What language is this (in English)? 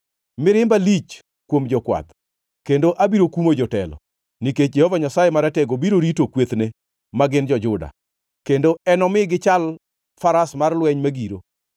Luo (Kenya and Tanzania)